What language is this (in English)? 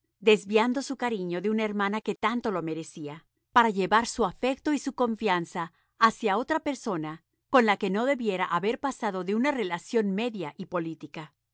Spanish